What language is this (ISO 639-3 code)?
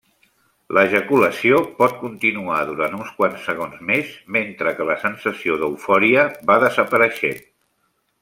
cat